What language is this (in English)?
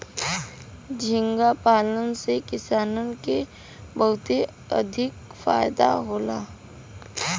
Bhojpuri